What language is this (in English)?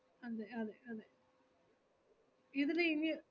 Malayalam